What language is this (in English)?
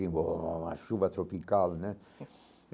Portuguese